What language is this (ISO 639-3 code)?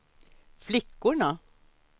swe